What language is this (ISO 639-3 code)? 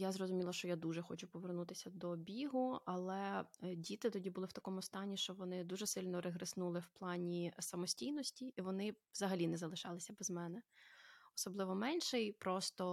ukr